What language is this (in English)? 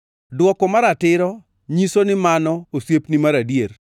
Luo (Kenya and Tanzania)